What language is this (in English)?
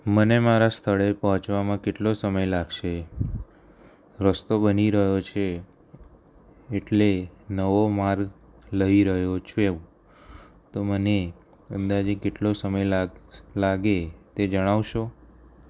Gujarati